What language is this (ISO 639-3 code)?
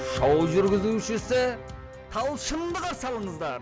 kaz